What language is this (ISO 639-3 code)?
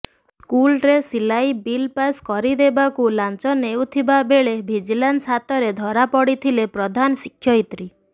ori